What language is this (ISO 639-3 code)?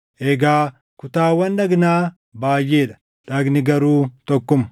orm